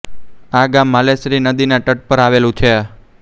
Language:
Gujarati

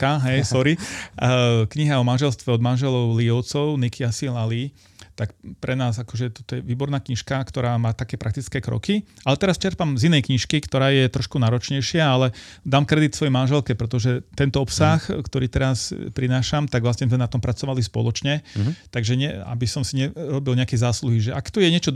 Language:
Slovak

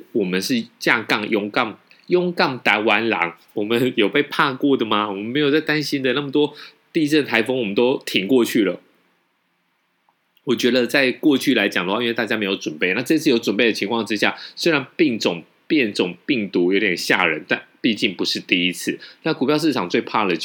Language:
Chinese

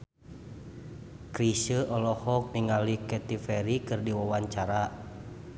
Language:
Sundanese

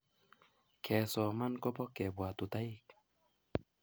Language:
Kalenjin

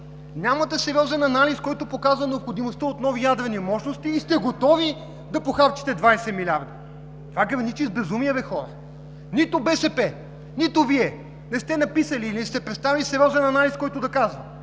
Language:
Bulgarian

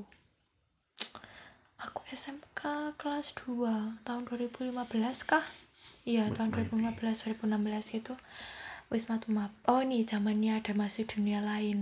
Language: Indonesian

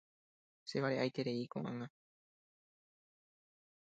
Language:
Guarani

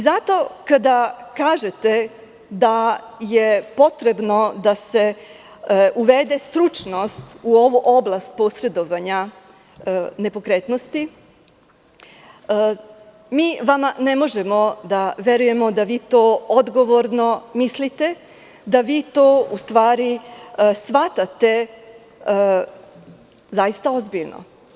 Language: Serbian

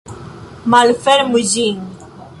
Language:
Esperanto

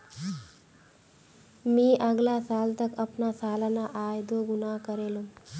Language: Magahi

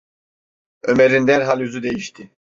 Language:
Turkish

